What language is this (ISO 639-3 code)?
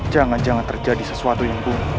ind